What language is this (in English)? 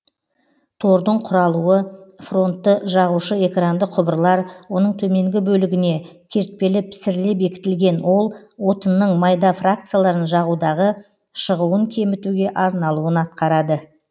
Kazakh